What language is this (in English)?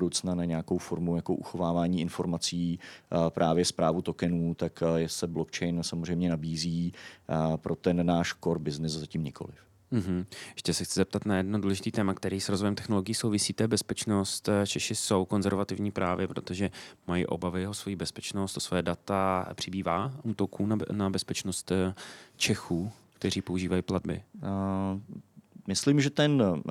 Czech